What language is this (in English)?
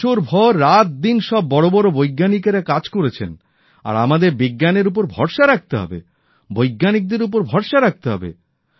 Bangla